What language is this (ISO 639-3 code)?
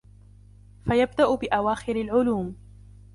ara